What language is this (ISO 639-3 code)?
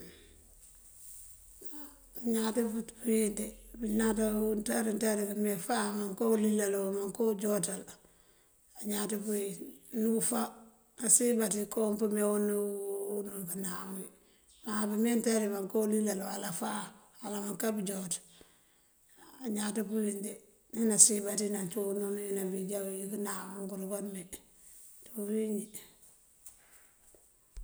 mfv